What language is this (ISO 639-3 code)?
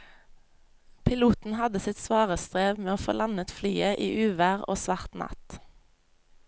nor